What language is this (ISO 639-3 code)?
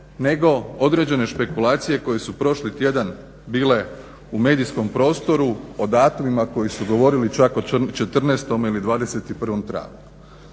hrv